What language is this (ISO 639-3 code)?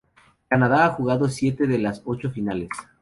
spa